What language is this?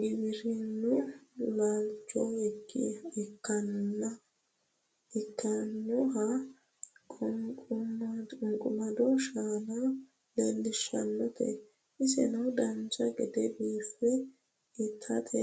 Sidamo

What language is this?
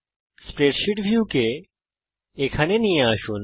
Bangla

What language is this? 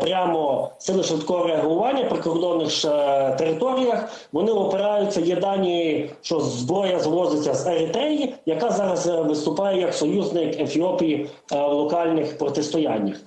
Ukrainian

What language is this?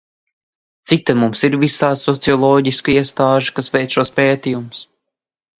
Latvian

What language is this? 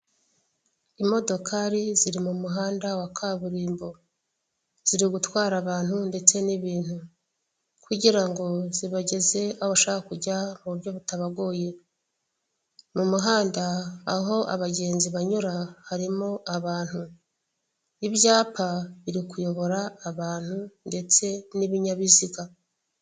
Kinyarwanda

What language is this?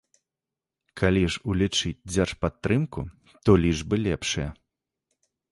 Belarusian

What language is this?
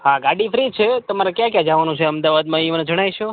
Gujarati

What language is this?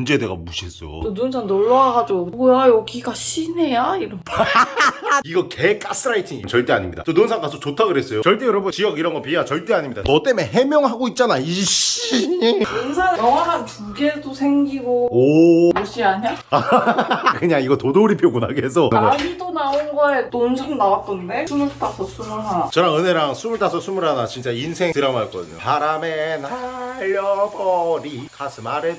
Korean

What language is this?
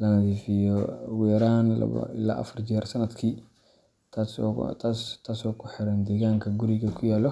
Somali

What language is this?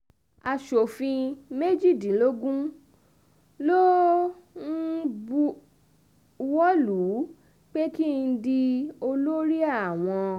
Yoruba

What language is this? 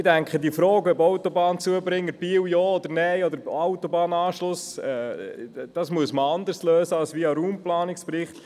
Swiss German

